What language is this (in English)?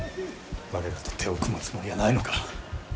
Japanese